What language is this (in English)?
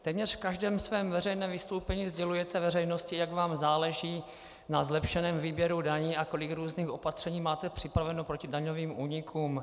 Czech